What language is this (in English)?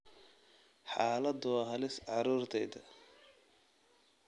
Somali